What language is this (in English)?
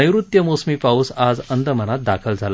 Marathi